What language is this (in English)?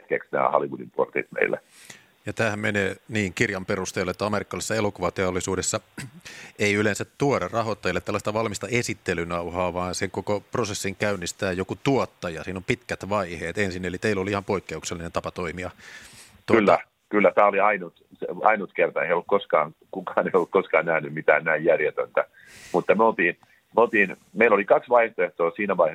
Finnish